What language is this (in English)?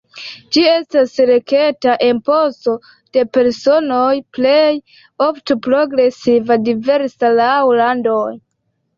Esperanto